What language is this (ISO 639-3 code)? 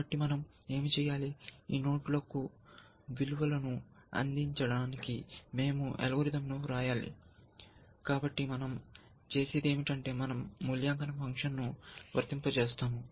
tel